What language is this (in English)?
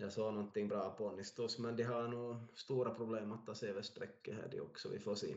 Swedish